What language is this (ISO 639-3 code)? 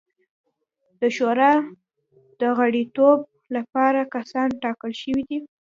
pus